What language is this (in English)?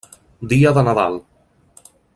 Catalan